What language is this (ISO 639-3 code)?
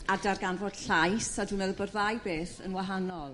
cym